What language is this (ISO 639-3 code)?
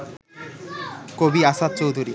ben